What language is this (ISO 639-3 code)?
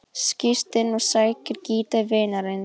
isl